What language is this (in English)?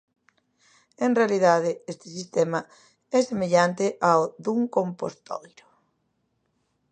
Galician